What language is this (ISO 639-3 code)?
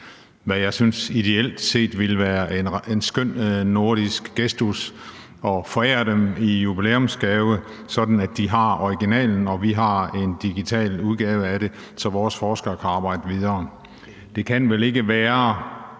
dan